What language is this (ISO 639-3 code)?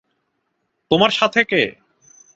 ben